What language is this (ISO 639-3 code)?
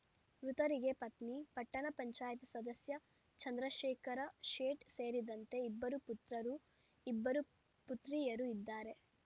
kan